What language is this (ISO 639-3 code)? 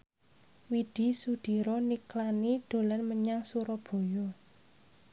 jav